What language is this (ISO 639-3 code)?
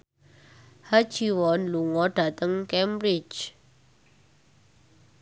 jav